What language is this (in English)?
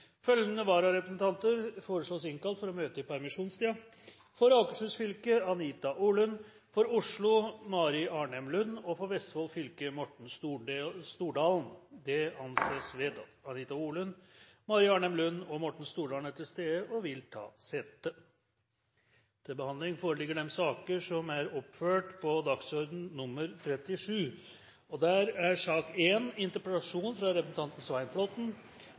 Norwegian Bokmål